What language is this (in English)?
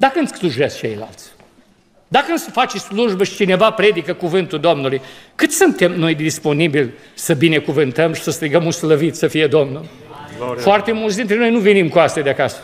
Romanian